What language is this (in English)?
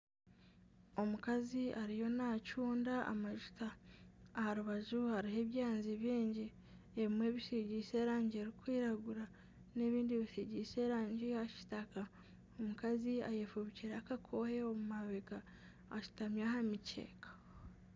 Nyankole